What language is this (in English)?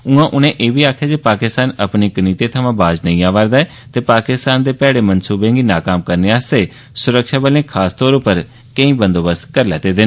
Dogri